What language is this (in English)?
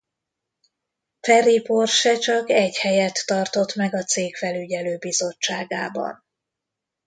Hungarian